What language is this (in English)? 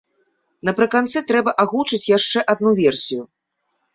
Belarusian